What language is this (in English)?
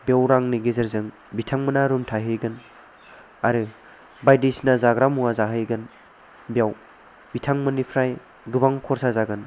Bodo